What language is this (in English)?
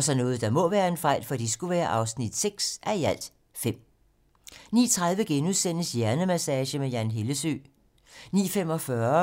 Danish